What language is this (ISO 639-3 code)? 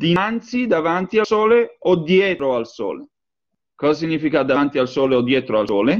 ita